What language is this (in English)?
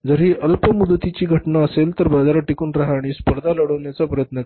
Marathi